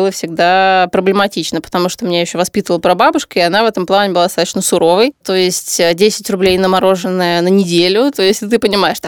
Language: Russian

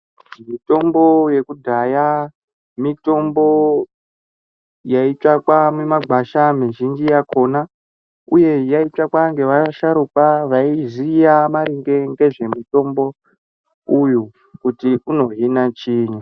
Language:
Ndau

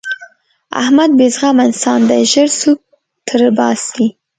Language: Pashto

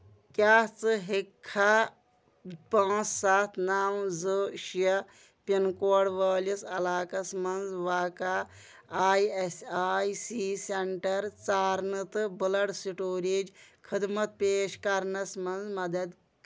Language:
Kashmiri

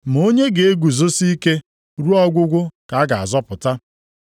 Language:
Igbo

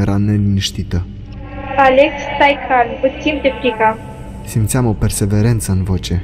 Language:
Romanian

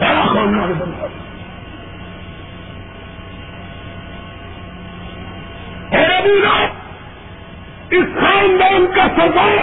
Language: Urdu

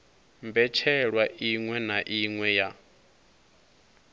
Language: Venda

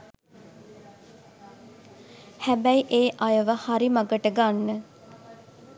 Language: Sinhala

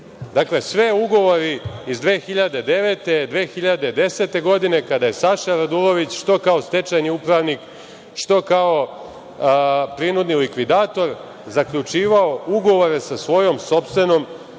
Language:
Serbian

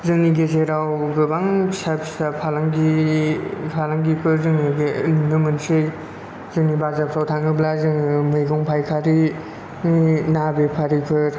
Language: Bodo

